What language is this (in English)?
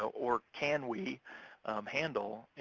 English